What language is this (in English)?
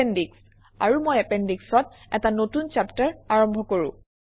Assamese